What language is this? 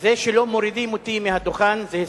Hebrew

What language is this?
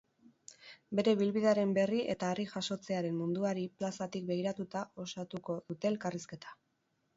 Basque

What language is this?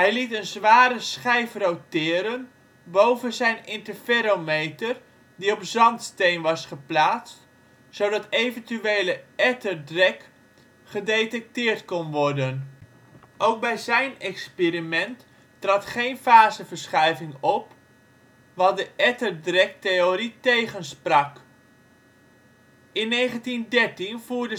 Dutch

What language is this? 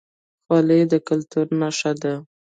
Pashto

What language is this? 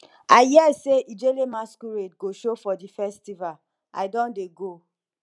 Nigerian Pidgin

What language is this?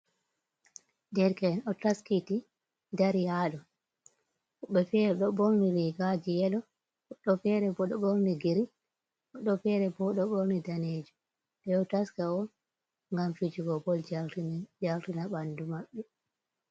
Fula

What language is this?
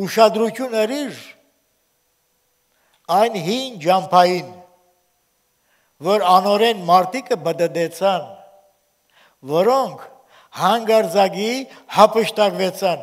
Turkish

